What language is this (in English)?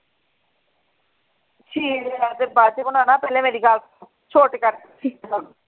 Punjabi